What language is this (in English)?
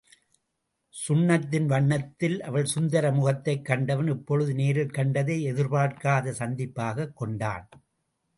Tamil